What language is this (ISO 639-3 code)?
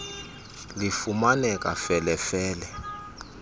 xho